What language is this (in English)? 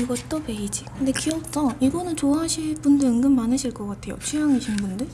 Korean